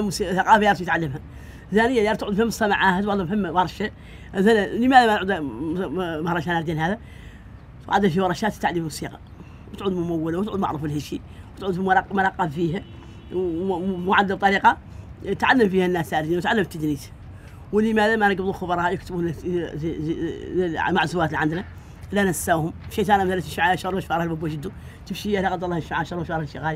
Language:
Arabic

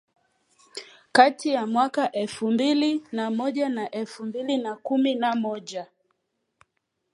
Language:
Swahili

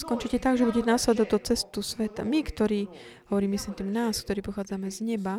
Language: Slovak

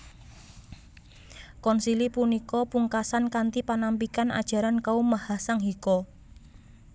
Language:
Javanese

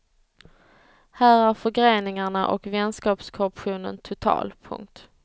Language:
Swedish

